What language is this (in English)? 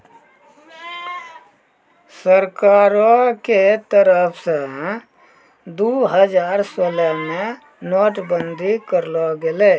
Maithili